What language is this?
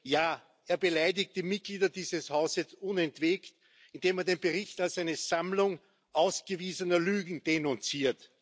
German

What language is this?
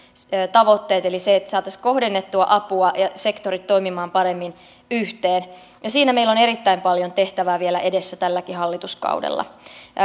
Finnish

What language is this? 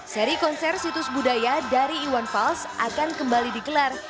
Indonesian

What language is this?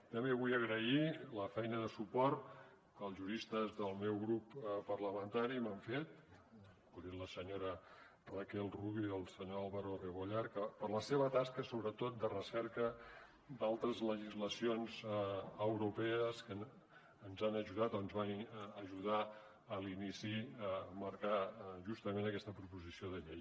Catalan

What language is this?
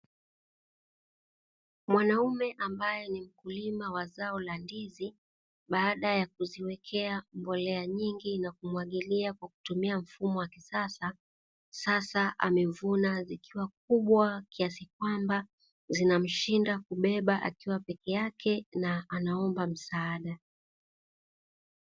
Swahili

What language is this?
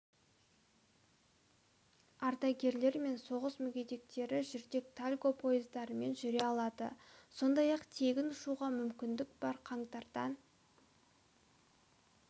Kazakh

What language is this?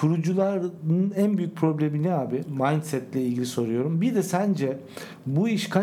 Turkish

